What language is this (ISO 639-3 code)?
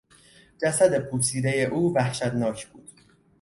fas